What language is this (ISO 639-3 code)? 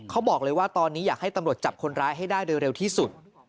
tha